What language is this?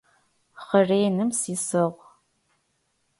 Adyghe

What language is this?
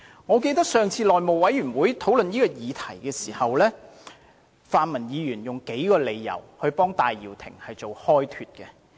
Cantonese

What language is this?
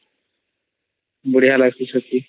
Odia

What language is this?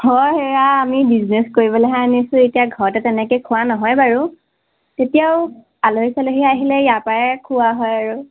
Assamese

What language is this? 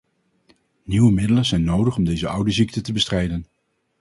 Dutch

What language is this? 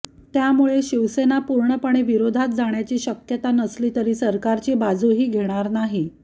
Marathi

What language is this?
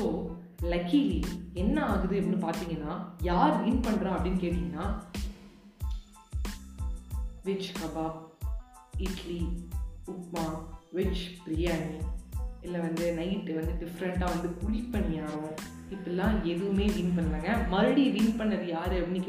Tamil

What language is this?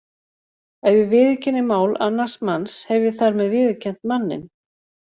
Icelandic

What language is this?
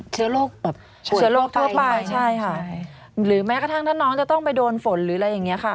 Thai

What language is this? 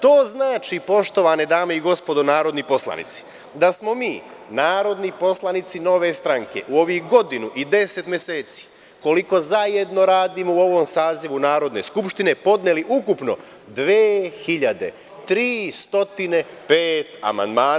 Serbian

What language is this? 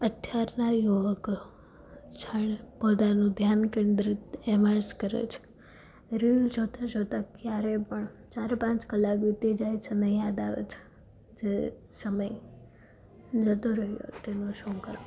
Gujarati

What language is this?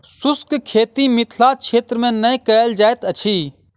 Maithili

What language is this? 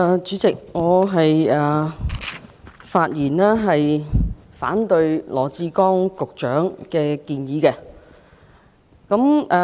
Cantonese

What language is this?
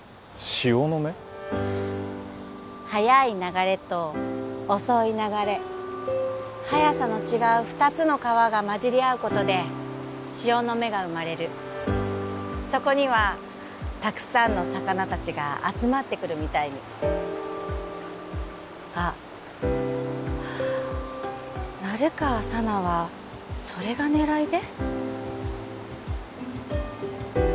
Japanese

